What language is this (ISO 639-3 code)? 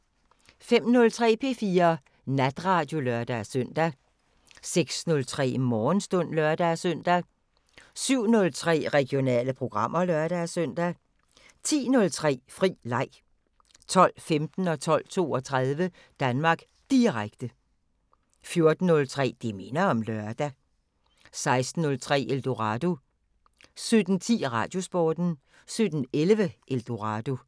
dan